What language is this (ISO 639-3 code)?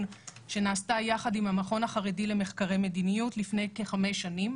heb